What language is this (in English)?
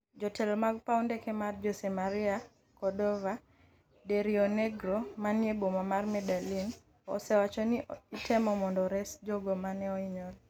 Luo (Kenya and Tanzania)